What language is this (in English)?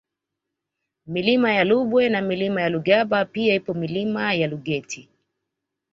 Swahili